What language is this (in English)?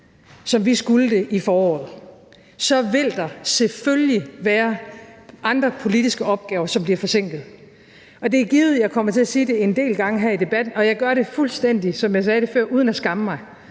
Danish